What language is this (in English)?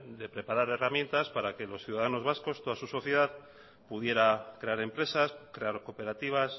Spanish